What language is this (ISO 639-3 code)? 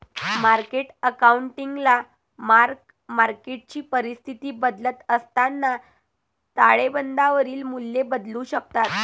mar